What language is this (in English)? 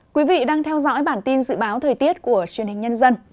Vietnamese